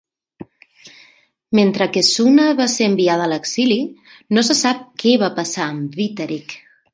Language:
Catalan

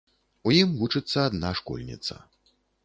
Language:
Belarusian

